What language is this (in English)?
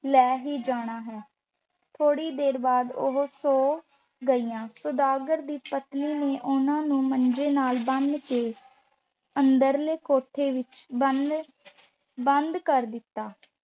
Punjabi